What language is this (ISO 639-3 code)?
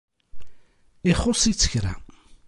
kab